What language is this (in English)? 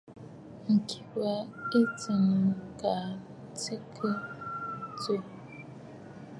Bafut